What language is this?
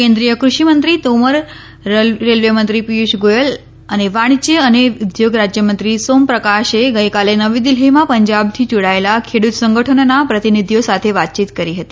Gujarati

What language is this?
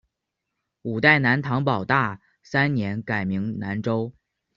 Chinese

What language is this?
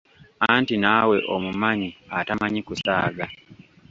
Ganda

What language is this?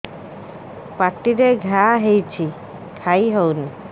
Odia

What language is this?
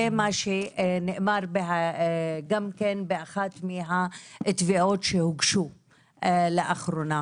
Hebrew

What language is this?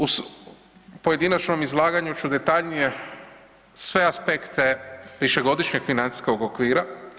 Croatian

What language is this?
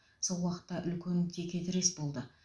Kazakh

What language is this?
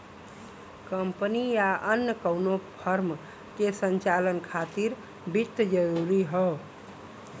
Bhojpuri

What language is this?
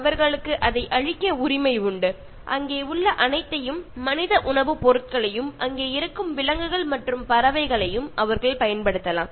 Tamil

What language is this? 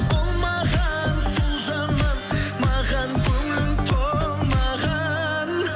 Kazakh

